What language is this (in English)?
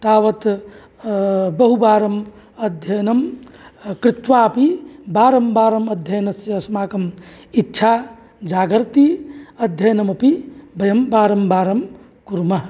Sanskrit